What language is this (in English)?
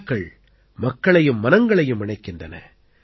Tamil